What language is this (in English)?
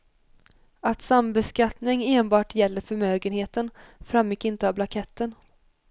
Swedish